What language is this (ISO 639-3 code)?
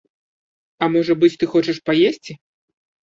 bel